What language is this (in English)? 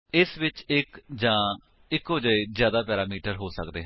Punjabi